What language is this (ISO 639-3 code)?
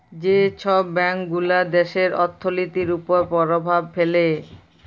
ben